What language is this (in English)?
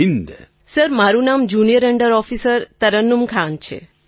Gujarati